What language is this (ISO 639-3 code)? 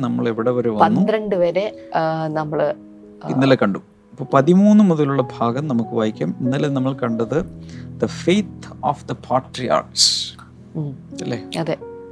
mal